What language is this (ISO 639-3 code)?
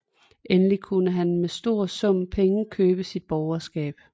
dan